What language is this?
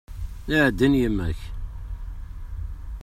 Kabyle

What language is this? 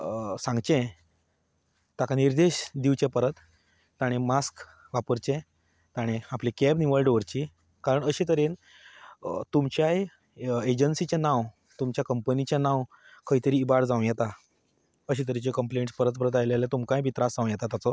Konkani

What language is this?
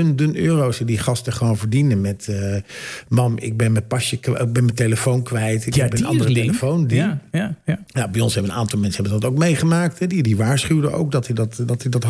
Dutch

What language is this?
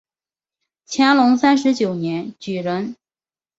Chinese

